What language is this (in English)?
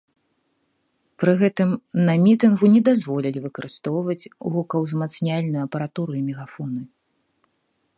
Belarusian